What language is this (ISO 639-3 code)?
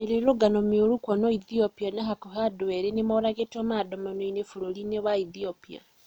kik